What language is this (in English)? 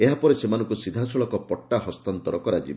Odia